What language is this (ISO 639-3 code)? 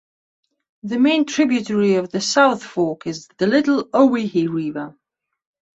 eng